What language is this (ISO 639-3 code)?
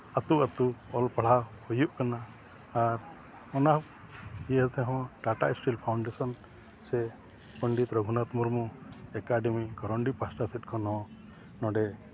sat